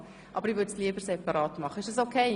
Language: Swiss German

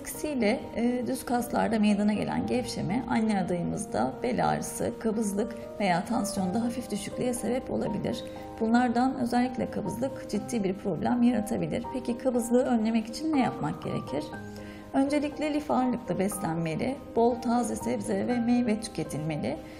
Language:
Turkish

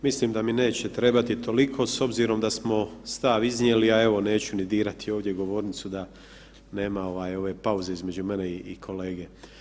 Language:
Croatian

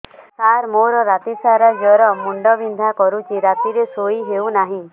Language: Odia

